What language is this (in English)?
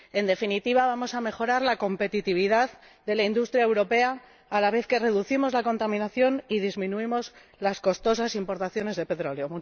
Spanish